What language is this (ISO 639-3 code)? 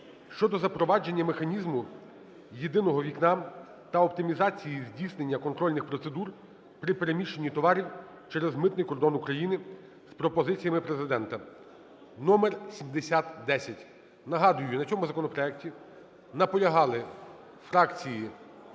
ukr